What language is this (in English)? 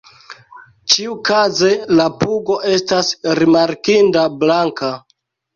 Esperanto